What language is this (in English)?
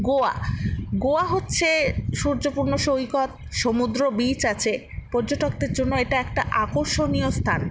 Bangla